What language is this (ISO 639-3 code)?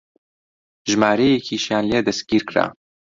ckb